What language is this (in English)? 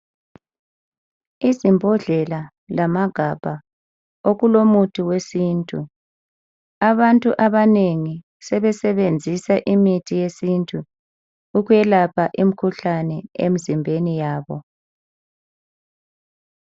North Ndebele